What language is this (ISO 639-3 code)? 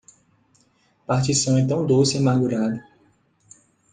por